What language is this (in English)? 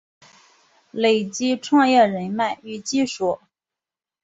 Chinese